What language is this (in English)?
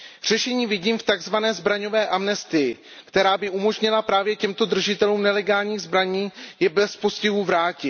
Czech